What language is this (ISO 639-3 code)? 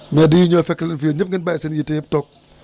wol